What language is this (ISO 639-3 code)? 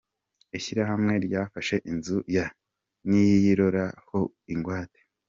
kin